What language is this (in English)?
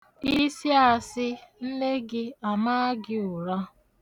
Igbo